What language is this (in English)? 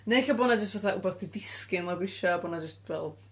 Welsh